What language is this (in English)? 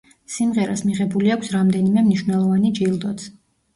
Georgian